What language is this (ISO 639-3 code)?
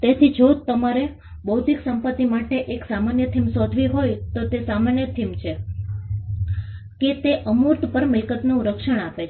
guj